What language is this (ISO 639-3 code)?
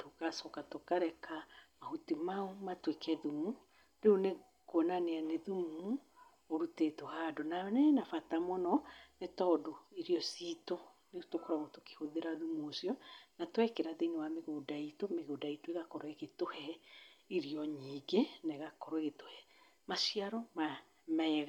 kik